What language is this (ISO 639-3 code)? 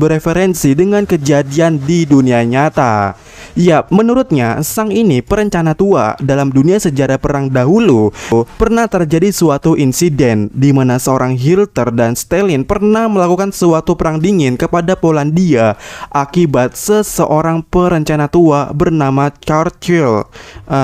ind